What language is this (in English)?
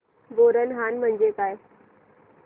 Marathi